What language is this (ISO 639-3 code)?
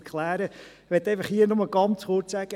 gsw